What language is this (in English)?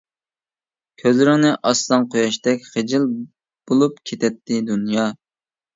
Uyghur